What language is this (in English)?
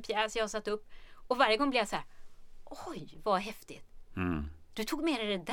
Swedish